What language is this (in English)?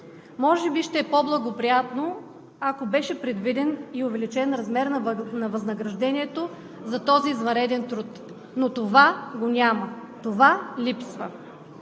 Bulgarian